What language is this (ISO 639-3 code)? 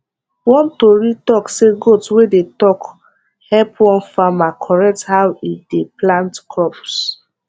pcm